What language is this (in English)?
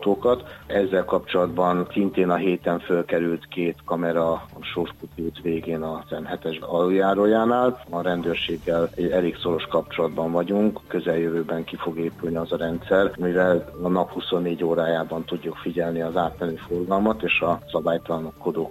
Hungarian